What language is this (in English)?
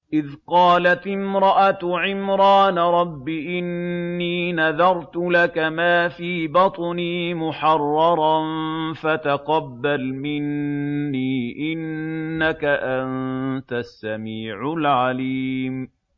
Arabic